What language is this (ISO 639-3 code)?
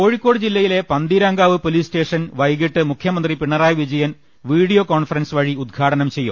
mal